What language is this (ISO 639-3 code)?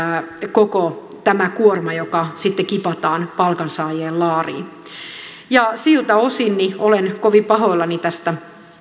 fin